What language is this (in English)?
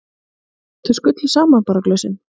Icelandic